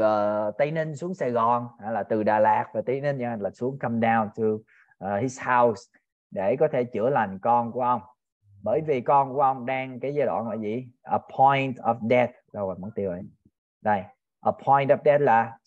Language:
Vietnamese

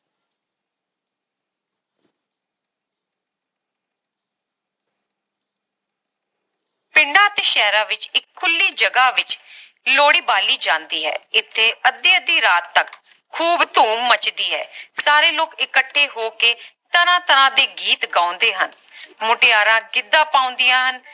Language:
Punjabi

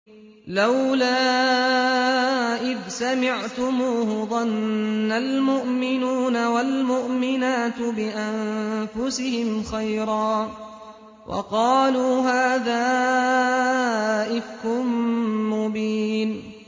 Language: Arabic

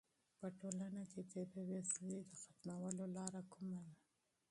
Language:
Pashto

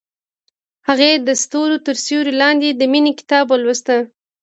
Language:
Pashto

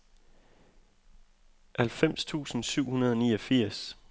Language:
Danish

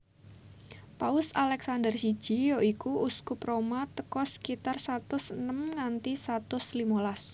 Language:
Javanese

